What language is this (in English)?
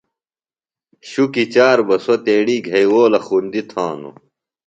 Phalura